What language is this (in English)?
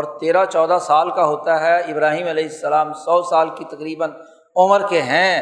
Urdu